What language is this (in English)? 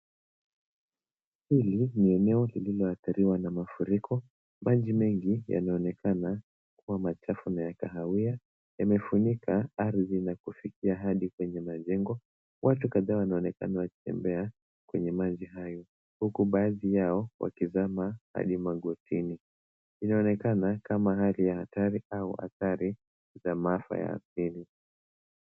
Swahili